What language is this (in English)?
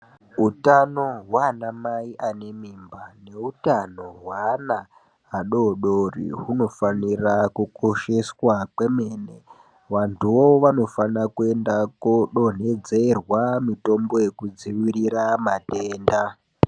Ndau